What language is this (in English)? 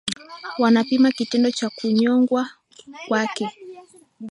Swahili